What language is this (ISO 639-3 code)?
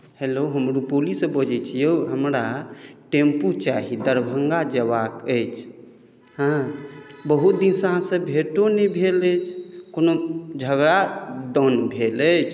mai